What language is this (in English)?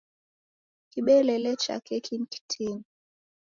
Taita